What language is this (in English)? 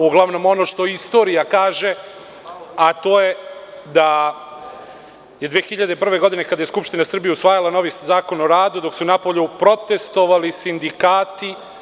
Serbian